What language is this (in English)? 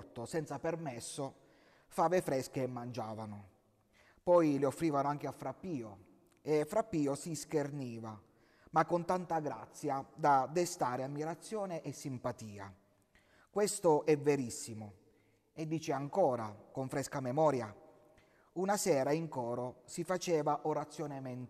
Italian